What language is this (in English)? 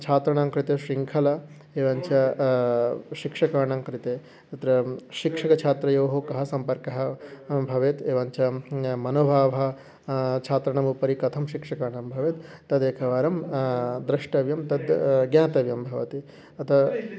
Sanskrit